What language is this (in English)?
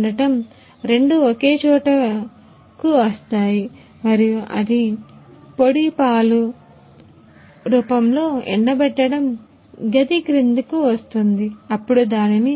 Telugu